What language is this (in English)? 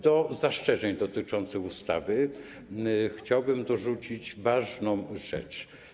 Polish